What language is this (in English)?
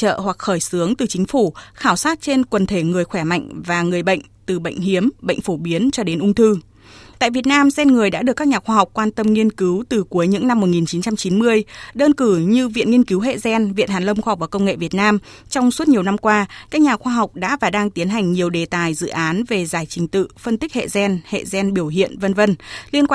Vietnamese